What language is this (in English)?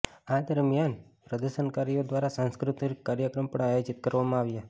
Gujarati